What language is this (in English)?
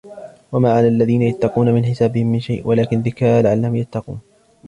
Arabic